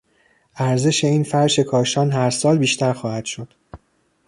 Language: Persian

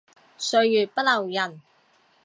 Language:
Cantonese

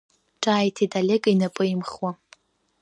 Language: Abkhazian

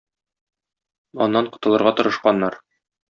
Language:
Tatar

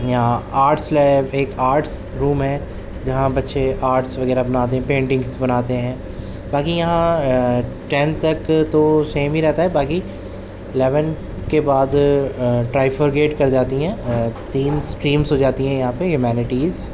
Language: Urdu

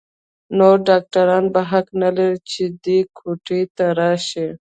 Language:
Pashto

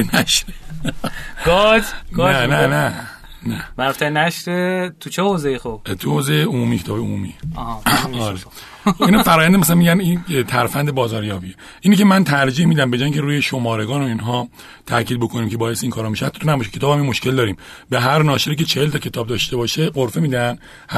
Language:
Persian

